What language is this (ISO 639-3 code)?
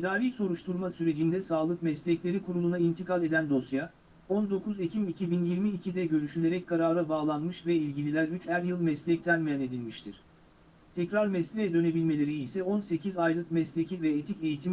tur